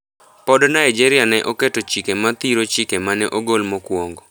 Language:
Luo (Kenya and Tanzania)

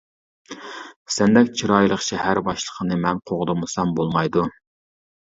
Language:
Uyghur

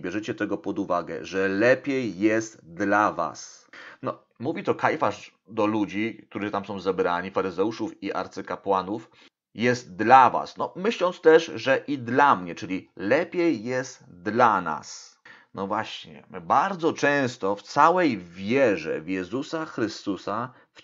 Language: Polish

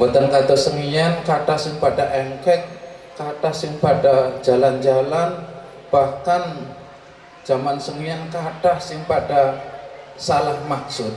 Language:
Indonesian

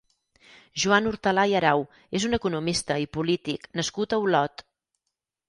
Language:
Catalan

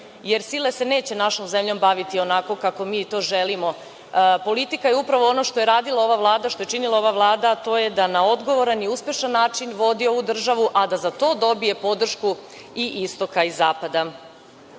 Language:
Serbian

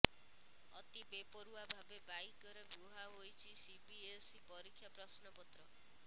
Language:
Odia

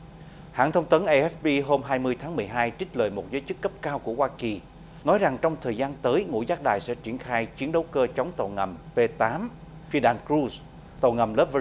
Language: Vietnamese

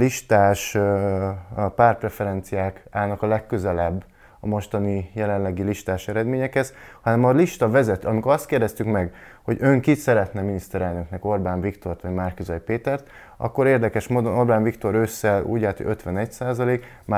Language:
Hungarian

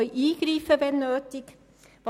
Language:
Swiss German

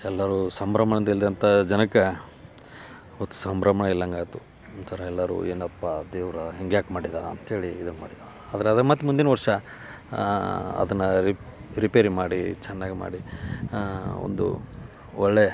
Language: Kannada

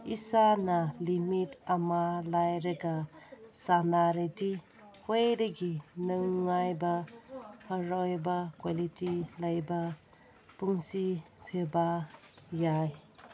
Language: Manipuri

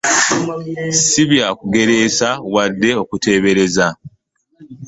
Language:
Ganda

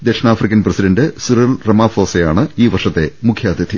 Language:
Malayalam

